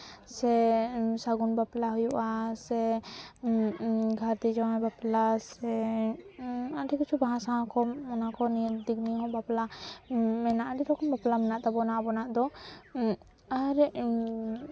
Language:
Santali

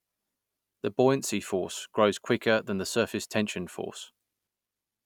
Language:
English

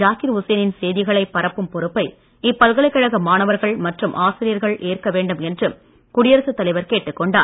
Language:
Tamil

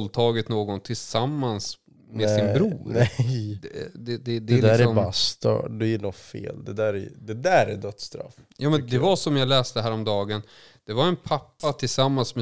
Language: Swedish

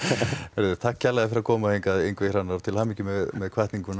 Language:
Icelandic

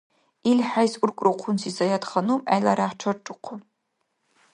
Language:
Dargwa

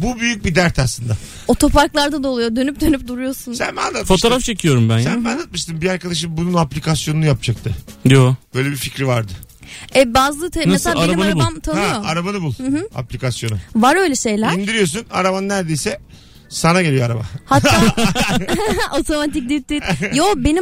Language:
Turkish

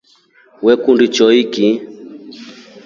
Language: Rombo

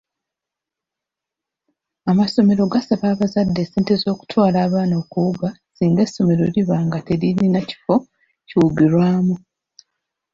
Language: Ganda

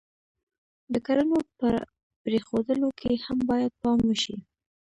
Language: Pashto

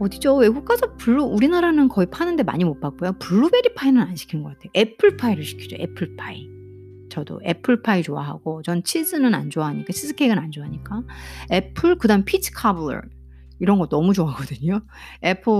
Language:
Korean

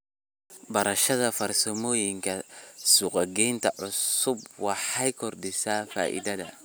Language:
Somali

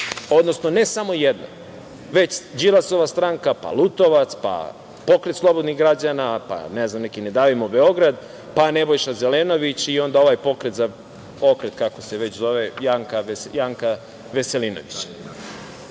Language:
Serbian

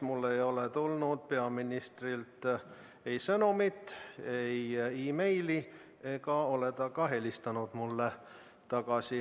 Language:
Estonian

